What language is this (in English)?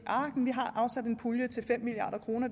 Danish